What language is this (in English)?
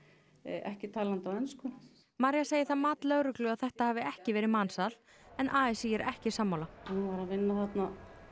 Icelandic